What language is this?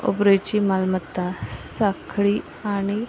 Konkani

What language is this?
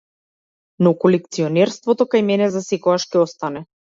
Macedonian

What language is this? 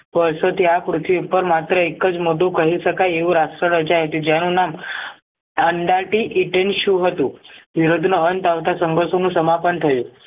Gujarati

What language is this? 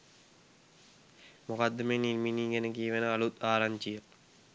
Sinhala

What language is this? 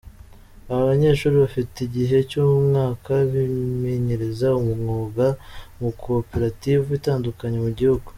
Kinyarwanda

